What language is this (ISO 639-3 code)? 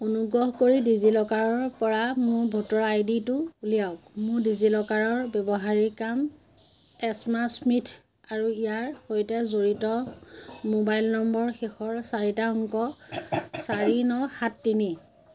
asm